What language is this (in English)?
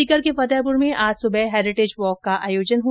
Hindi